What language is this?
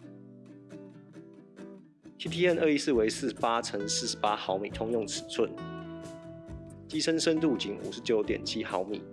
Chinese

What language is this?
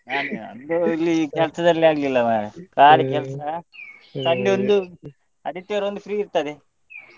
Kannada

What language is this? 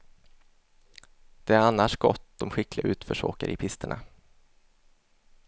Swedish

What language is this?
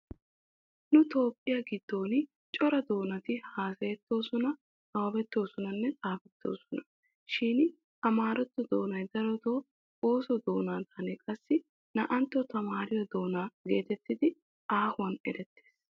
Wolaytta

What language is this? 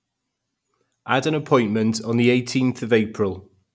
English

